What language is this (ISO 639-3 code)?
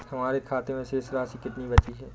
hin